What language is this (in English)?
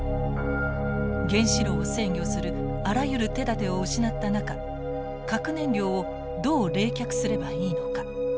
Japanese